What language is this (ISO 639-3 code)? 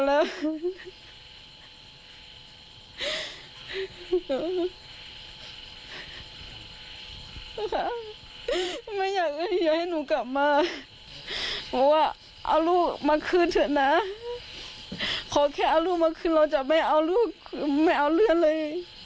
tha